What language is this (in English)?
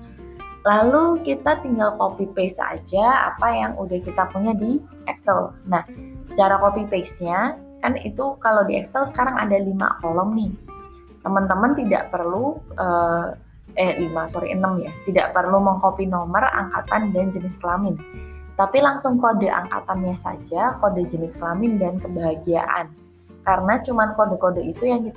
Indonesian